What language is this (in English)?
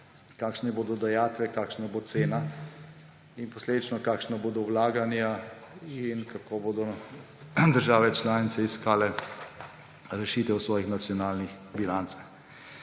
Slovenian